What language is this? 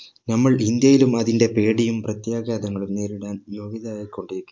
Malayalam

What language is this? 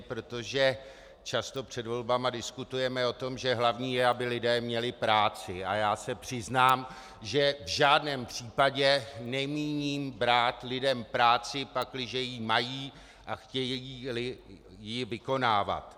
Czech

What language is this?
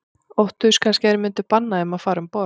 Icelandic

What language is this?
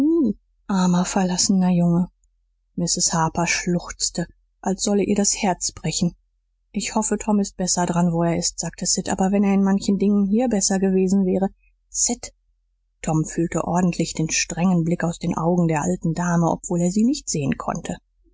German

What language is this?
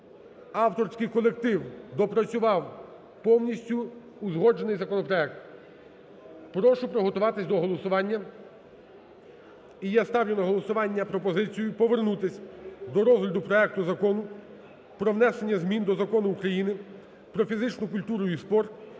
Ukrainian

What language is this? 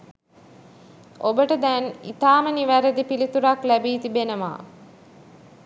Sinhala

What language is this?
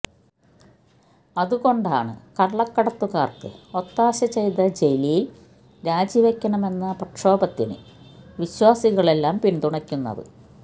Malayalam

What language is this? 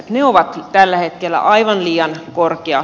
Finnish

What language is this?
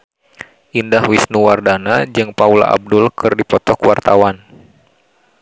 Sundanese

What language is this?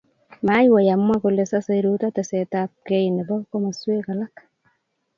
Kalenjin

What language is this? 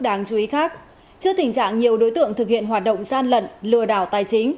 Vietnamese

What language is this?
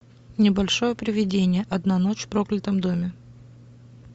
Russian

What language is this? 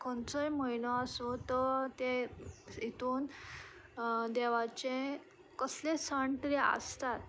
Konkani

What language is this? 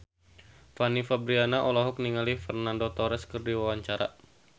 Sundanese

